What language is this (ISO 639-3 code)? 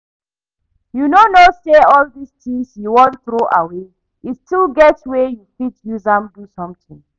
pcm